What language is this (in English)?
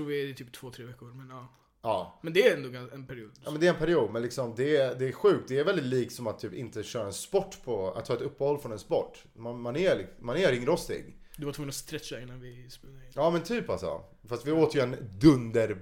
Swedish